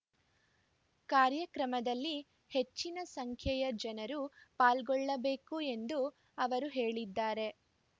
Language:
Kannada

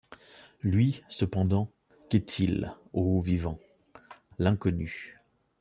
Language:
French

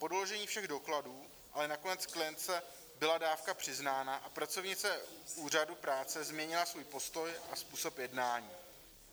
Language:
Czech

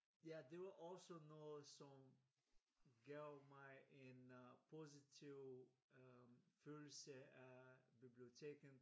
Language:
Danish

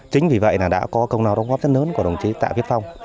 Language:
Vietnamese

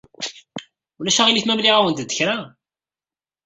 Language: Kabyle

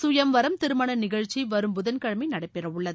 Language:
Tamil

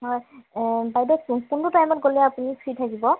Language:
Assamese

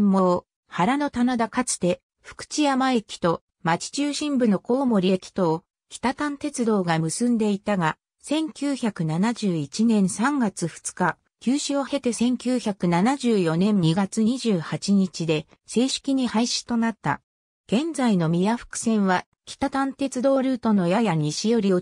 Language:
Japanese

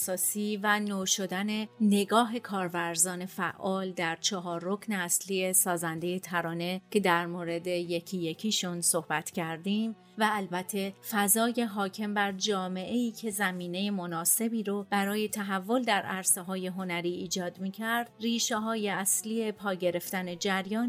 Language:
Persian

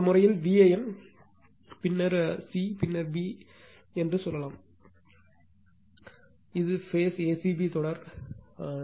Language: Tamil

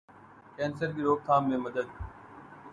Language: Urdu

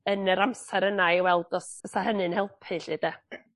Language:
Welsh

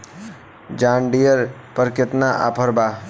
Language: Bhojpuri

